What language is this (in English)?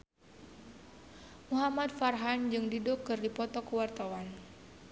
Sundanese